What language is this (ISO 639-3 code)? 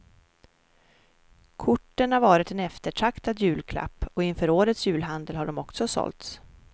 swe